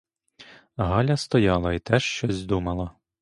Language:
Ukrainian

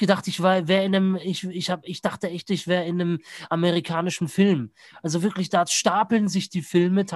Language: German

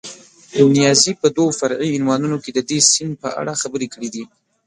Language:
Pashto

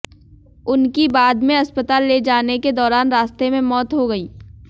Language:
Hindi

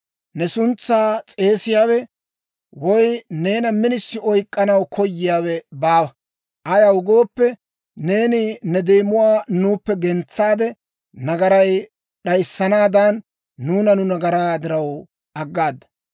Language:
Dawro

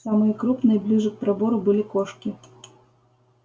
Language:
Russian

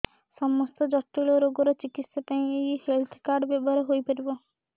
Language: Odia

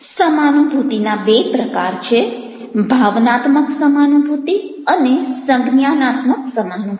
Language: Gujarati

